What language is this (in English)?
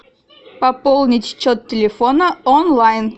Russian